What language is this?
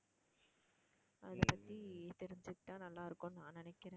Tamil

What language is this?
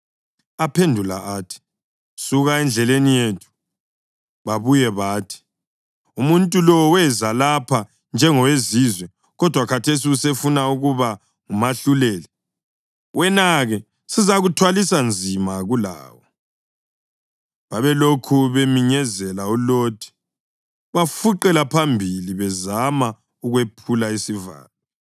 North Ndebele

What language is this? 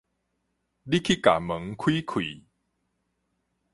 Min Nan Chinese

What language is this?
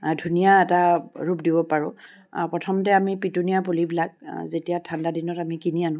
Assamese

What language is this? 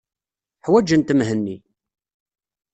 Kabyle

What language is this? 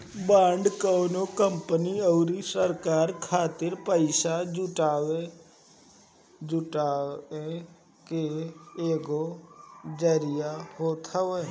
Bhojpuri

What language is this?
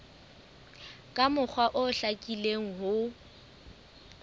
Southern Sotho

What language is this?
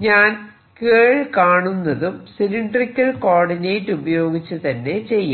Malayalam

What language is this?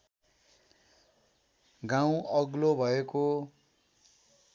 Nepali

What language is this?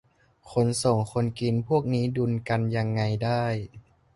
Thai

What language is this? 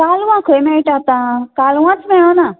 Konkani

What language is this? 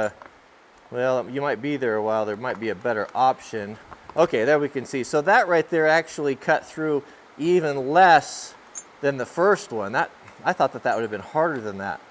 English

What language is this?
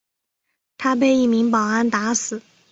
Chinese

